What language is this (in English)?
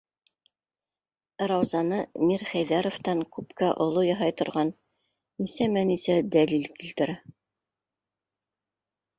Bashkir